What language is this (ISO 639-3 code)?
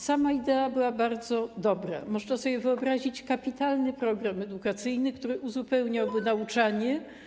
pol